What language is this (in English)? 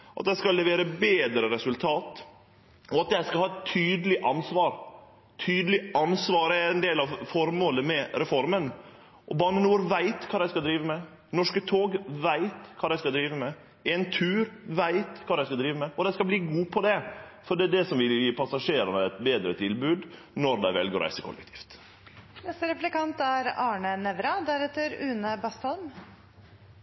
Norwegian Nynorsk